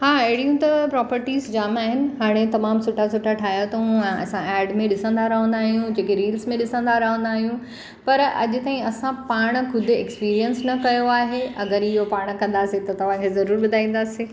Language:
Sindhi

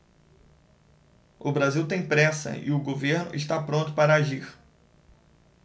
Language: Portuguese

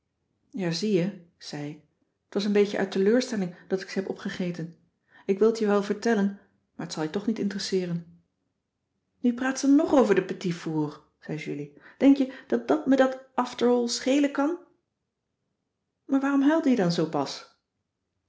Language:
Dutch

